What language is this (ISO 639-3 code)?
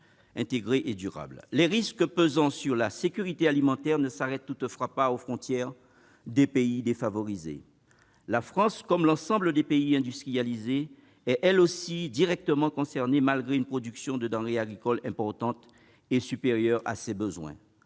fra